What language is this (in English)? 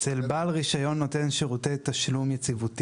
Hebrew